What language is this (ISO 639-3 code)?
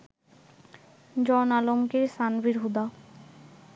ben